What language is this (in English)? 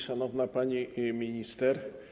Polish